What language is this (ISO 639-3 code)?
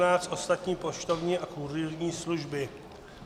ces